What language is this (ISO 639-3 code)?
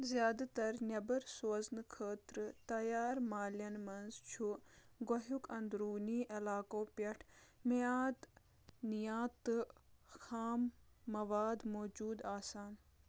kas